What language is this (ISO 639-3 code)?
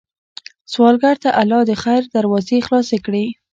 pus